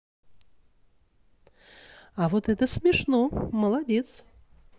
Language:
Russian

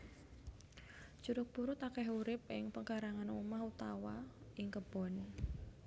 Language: Javanese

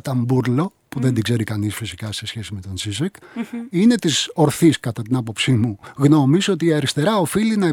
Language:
Greek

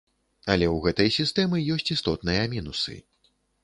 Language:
Belarusian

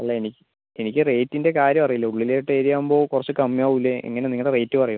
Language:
Malayalam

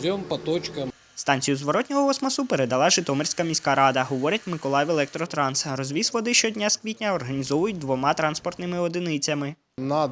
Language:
Ukrainian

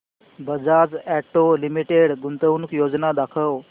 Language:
Marathi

